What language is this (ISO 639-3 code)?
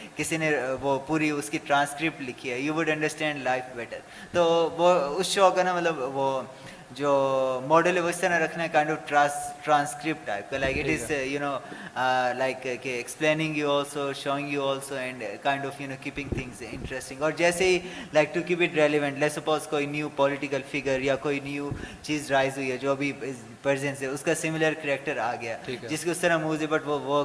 urd